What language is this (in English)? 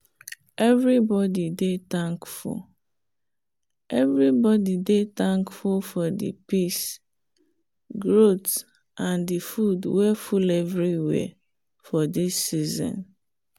Nigerian Pidgin